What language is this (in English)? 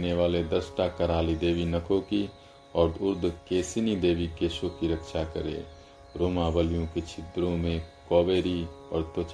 Hindi